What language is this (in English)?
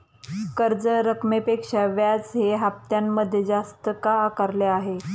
Marathi